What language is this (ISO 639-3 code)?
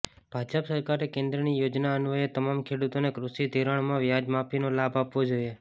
guj